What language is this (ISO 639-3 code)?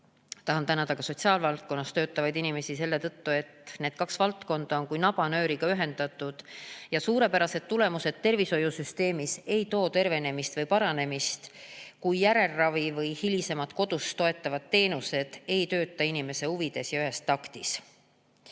est